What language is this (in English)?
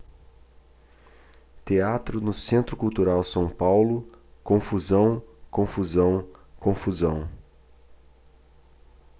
Portuguese